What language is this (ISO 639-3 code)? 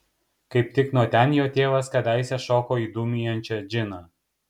lit